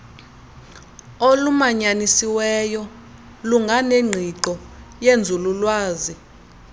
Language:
Xhosa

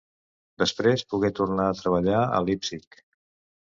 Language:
Catalan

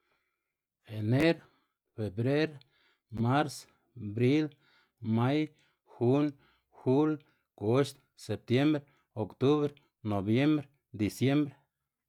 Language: Xanaguía Zapotec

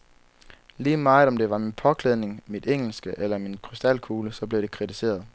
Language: Danish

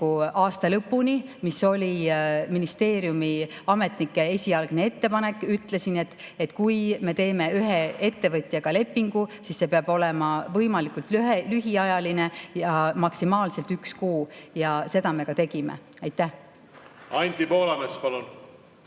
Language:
Estonian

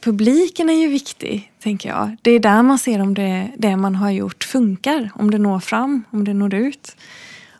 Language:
Swedish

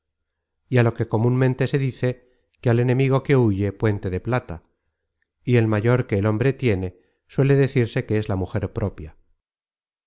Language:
Spanish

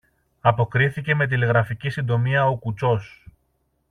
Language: Greek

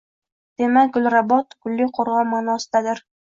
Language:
Uzbek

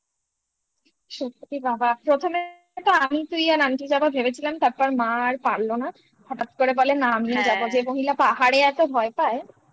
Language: Bangla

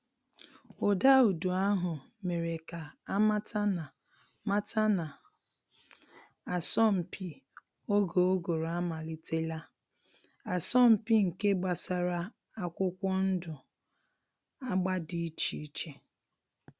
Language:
Igbo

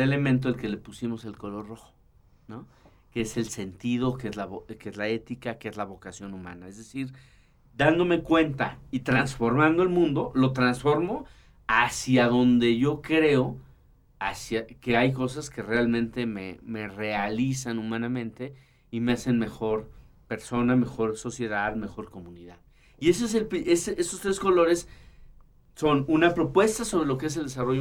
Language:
Spanish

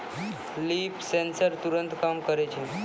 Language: Maithili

